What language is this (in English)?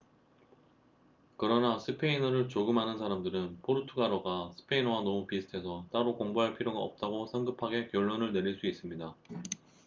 Korean